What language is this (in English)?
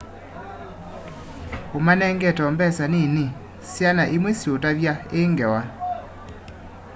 Kamba